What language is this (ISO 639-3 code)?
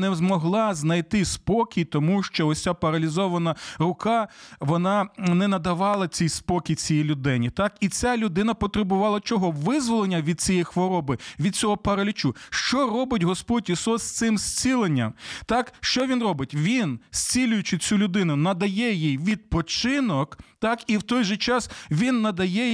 ukr